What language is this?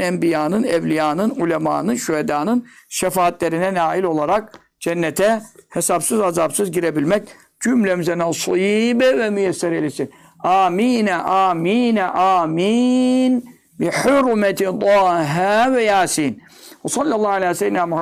Turkish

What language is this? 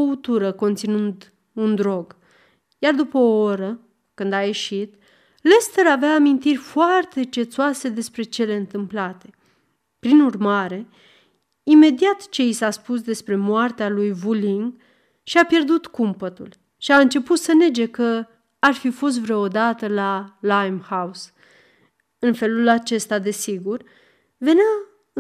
Romanian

